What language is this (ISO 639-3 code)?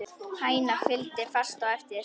isl